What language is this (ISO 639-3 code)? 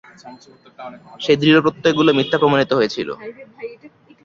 ben